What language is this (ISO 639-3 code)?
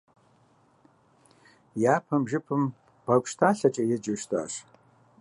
kbd